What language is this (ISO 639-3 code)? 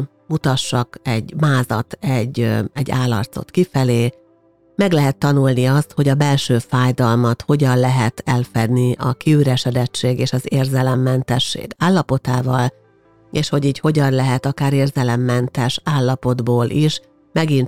hun